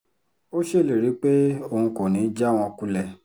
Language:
Yoruba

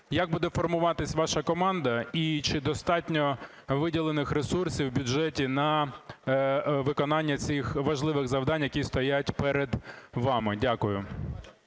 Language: Ukrainian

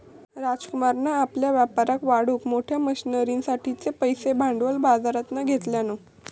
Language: Marathi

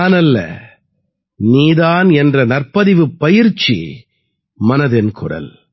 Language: Tamil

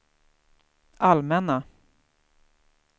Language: Swedish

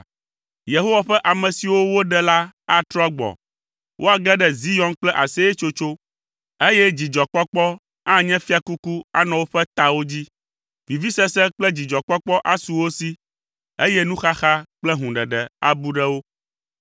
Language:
Ewe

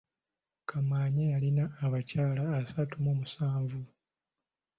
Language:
Ganda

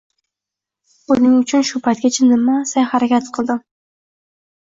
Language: Uzbek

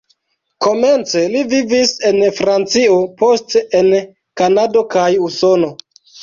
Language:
Esperanto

